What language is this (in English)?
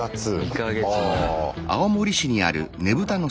Japanese